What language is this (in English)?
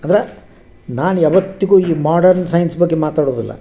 Kannada